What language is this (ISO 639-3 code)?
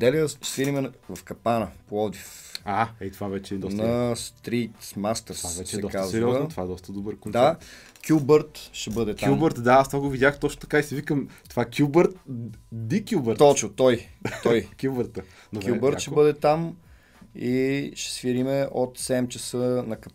bul